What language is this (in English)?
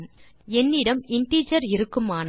Tamil